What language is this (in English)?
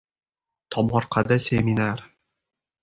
Uzbek